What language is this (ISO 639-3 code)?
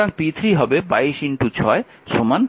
ben